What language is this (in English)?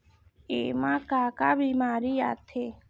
Chhattisgarhi